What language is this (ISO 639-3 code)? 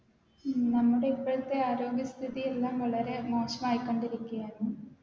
mal